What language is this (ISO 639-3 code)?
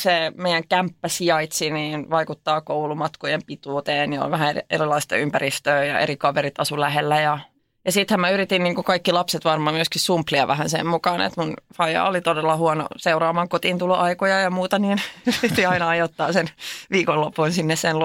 fin